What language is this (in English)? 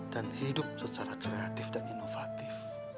Indonesian